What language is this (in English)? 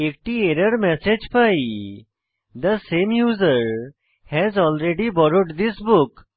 Bangla